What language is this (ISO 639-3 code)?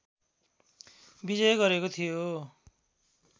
nep